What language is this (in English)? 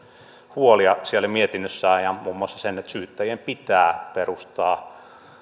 Finnish